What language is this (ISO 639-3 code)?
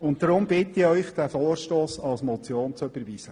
gsw